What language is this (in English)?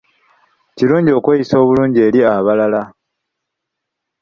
Ganda